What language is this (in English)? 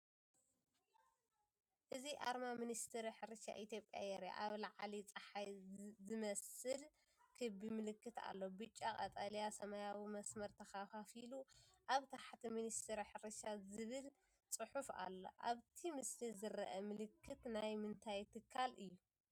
Tigrinya